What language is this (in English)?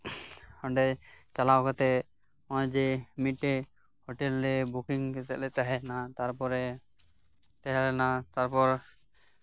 Santali